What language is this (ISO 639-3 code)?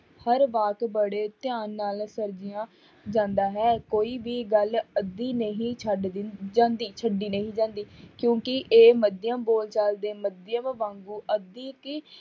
pan